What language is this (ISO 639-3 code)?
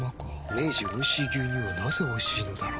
jpn